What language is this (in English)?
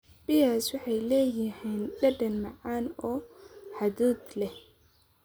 Somali